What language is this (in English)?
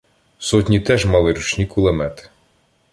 Ukrainian